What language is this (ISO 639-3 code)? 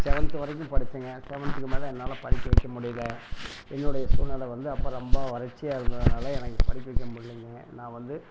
tam